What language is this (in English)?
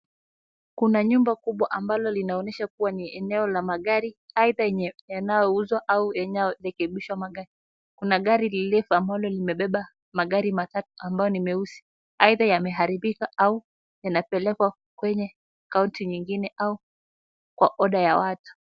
Swahili